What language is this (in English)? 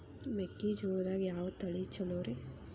Kannada